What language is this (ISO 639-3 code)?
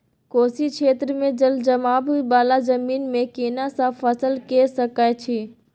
mai